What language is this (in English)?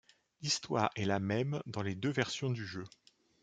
French